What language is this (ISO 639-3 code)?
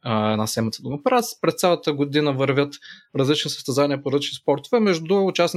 bul